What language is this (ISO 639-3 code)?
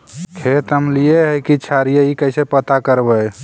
mag